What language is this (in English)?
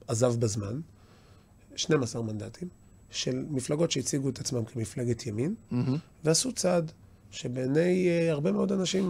Hebrew